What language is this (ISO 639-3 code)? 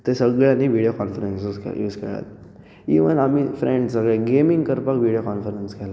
kok